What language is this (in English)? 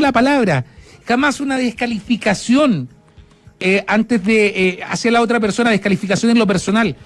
Spanish